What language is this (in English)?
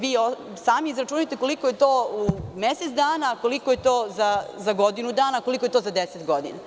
Serbian